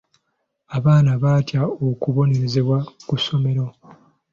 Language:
Ganda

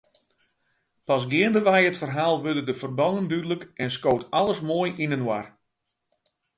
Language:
Western Frisian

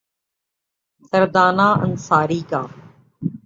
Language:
Urdu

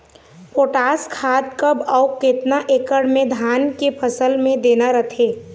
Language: Chhattisgarhi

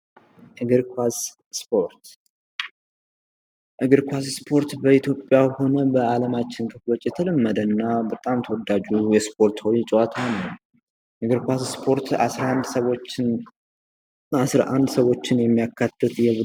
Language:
Amharic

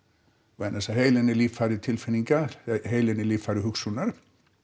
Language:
Icelandic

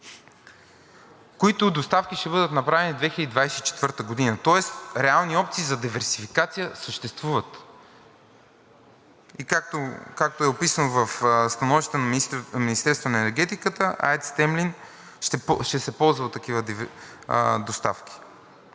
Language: Bulgarian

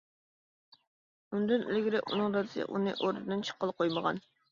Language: Uyghur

